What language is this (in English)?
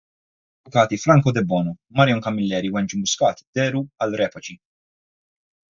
Maltese